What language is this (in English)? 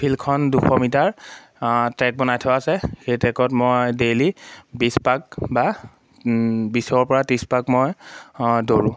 Assamese